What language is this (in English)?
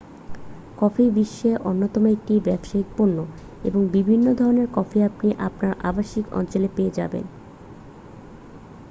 Bangla